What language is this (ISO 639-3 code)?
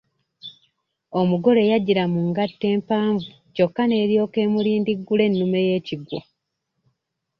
lug